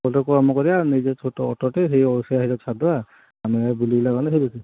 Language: Odia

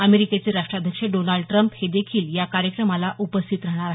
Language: Marathi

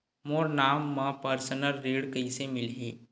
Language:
Chhattisgarhi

